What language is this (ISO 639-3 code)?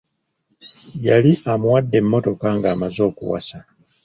lug